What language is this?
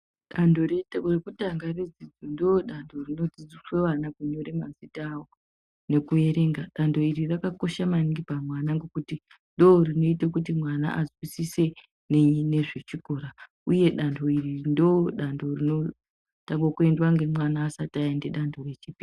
Ndau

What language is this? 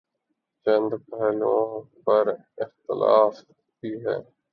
Urdu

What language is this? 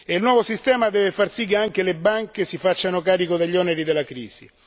Italian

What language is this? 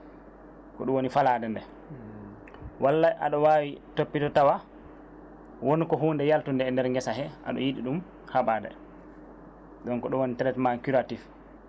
Fula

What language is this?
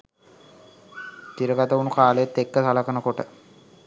Sinhala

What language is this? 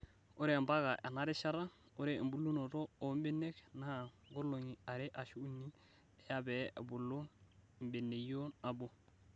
Masai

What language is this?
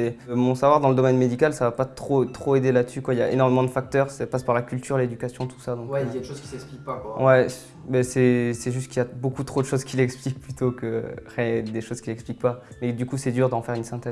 French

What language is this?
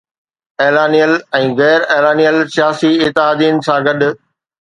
Sindhi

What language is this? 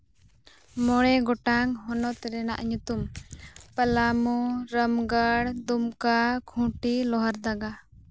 Santali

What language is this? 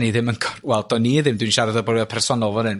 Welsh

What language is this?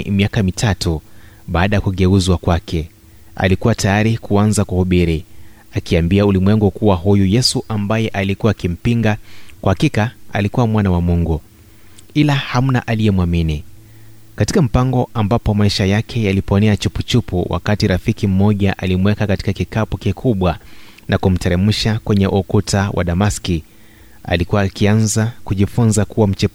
Swahili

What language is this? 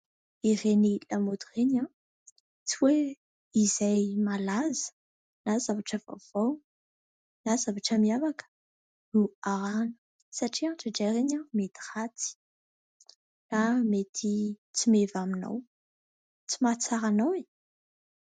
Malagasy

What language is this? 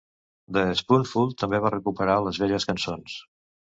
Catalan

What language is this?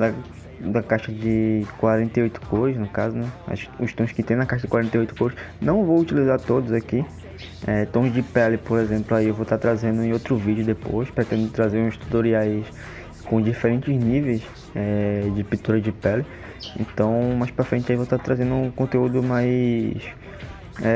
Portuguese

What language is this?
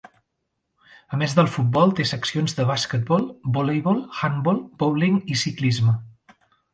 Catalan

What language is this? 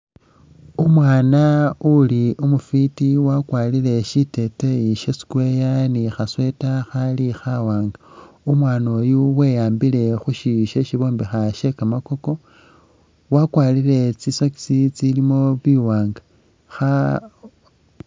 Masaaba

